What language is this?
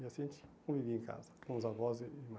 Portuguese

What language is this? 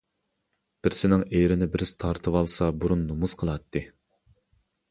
Uyghur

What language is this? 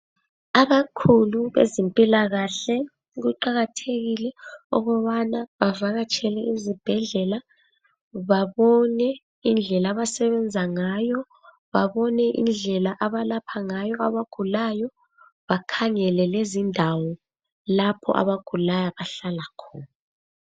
North Ndebele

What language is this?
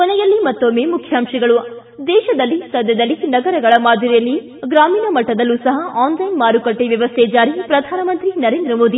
Kannada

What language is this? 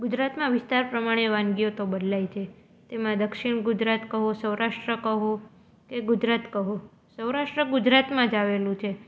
Gujarati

